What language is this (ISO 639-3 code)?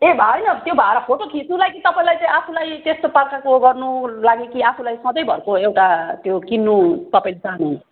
nep